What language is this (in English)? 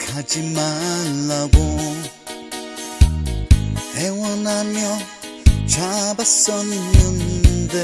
Korean